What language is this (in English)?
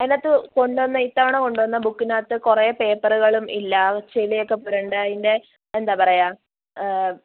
Malayalam